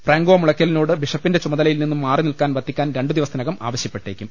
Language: Malayalam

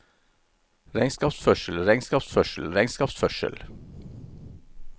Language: Norwegian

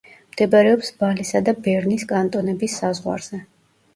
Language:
Georgian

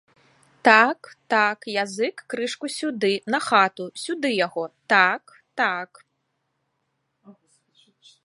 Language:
Belarusian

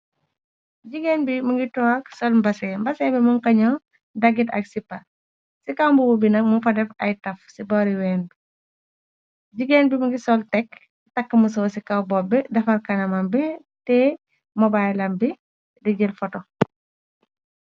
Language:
Wolof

